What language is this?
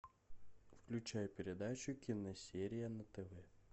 Russian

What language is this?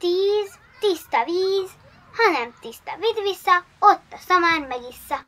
Hungarian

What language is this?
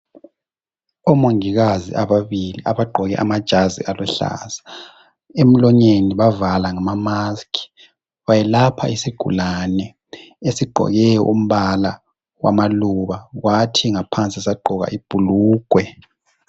North Ndebele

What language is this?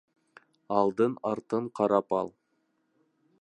Bashkir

